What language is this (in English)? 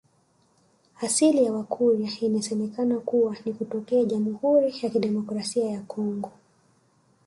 Swahili